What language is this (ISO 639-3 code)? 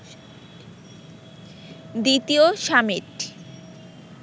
ben